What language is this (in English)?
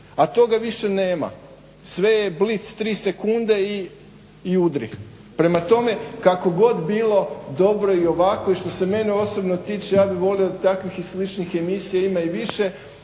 Croatian